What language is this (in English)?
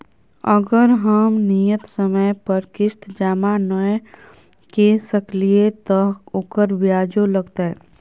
Maithili